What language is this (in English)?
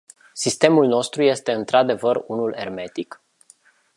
Romanian